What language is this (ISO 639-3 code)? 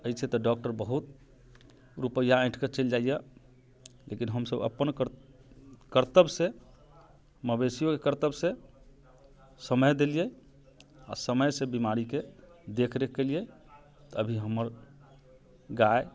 mai